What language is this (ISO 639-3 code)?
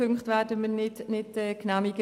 gsw